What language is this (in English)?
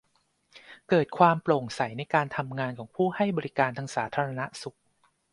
Thai